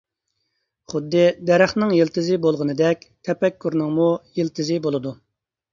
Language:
Uyghur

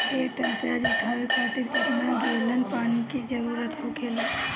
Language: Bhojpuri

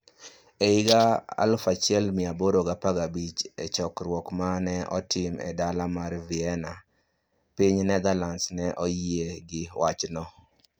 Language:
Luo (Kenya and Tanzania)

